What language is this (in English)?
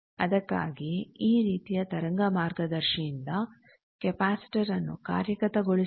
Kannada